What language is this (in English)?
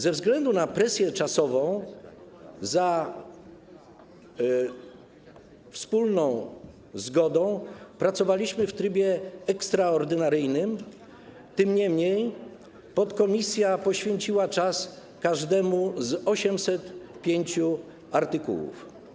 Polish